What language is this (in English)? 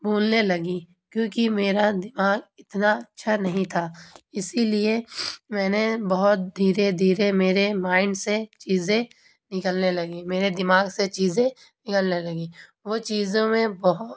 Urdu